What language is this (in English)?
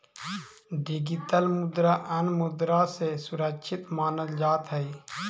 Magahi